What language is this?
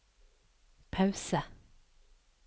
Norwegian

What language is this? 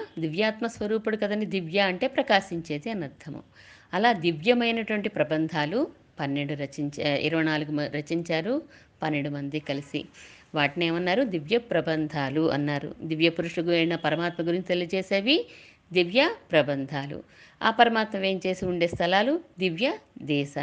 Telugu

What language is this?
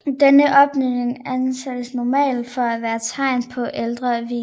Danish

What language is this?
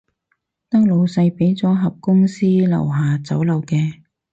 Cantonese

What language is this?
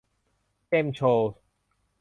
Thai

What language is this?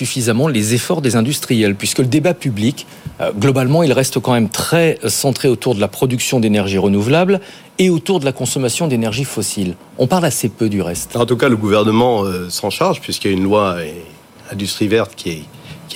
French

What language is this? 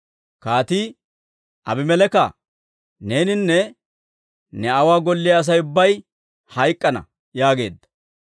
Dawro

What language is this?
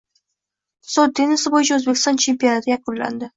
Uzbek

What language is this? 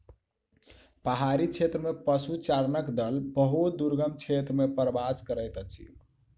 Maithili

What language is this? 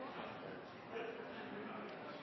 Norwegian Bokmål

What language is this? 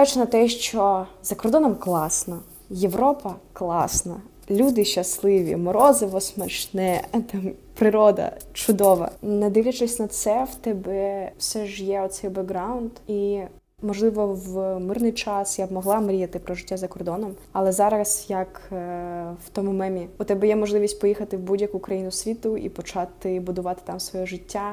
Ukrainian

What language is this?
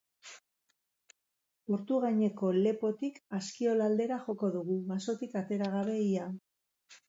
Basque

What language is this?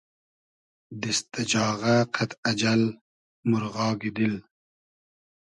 Hazaragi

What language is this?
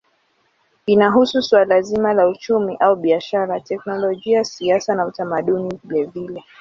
Swahili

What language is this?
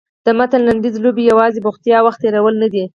Pashto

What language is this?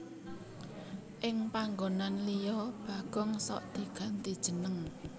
Javanese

